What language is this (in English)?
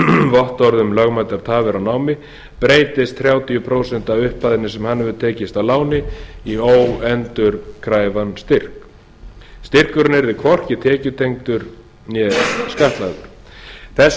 Icelandic